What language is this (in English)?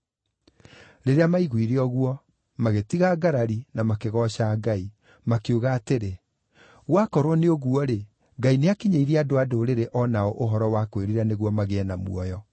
Kikuyu